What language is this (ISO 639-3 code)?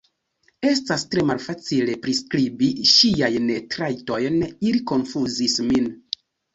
epo